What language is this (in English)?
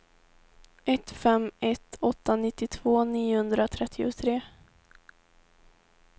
Swedish